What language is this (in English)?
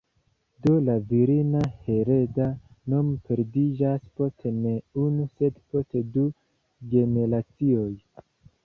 Esperanto